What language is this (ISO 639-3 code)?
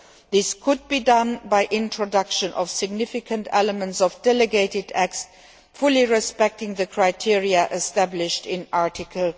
eng